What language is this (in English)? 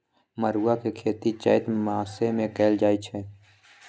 Magahi